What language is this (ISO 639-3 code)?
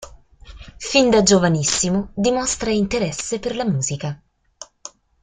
ita